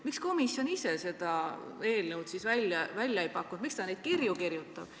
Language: Estonian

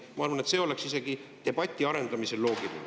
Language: Estonian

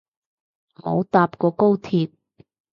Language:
Cantonese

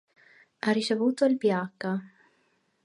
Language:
Italian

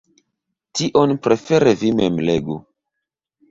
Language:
Esperanto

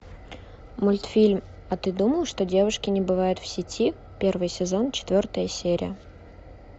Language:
Russian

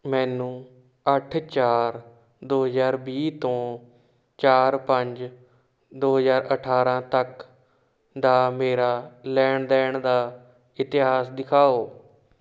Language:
Punjabi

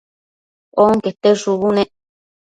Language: Matsés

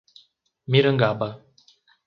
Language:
Portuguese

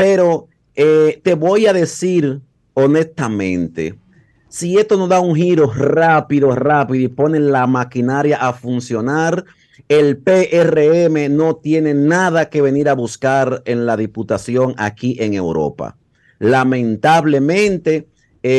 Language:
Spanish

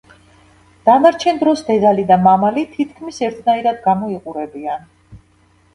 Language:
Georgian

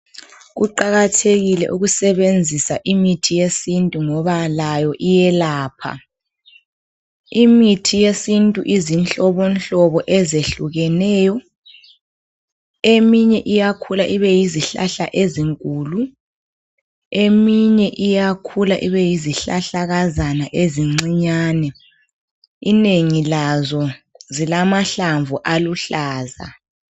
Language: North Ndebele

